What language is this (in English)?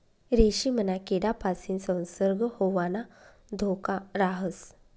Marathi